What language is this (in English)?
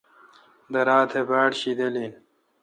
Kalkoti